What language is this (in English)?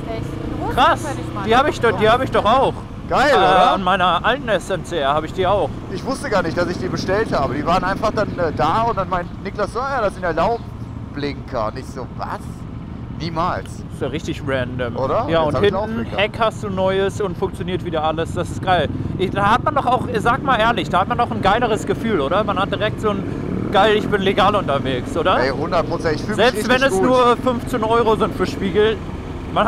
German